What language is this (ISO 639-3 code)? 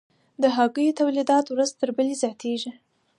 pus